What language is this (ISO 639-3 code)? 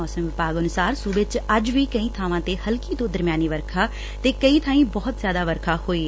pan